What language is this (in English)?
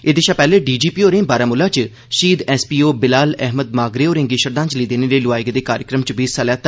Dogri